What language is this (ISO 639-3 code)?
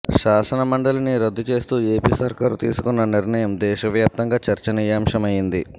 tel